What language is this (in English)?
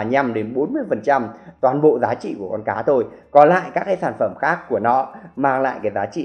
Vietnamese